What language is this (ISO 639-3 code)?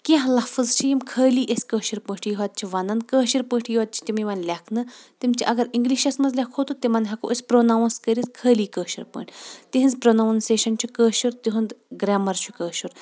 kas